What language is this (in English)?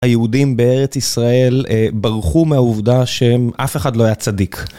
Hebrew